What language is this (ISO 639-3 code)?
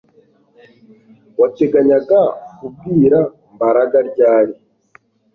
kin